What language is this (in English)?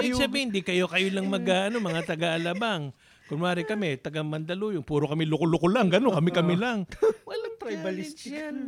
Filipino